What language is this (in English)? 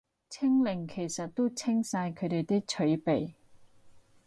Cantonese